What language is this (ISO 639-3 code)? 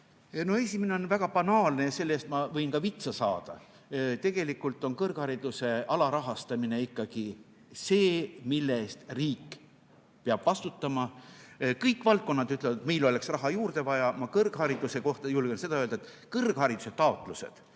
est